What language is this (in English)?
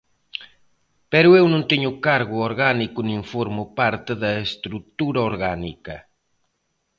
Galician